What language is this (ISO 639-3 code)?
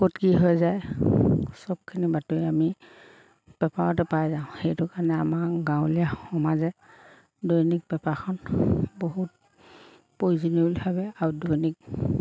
asm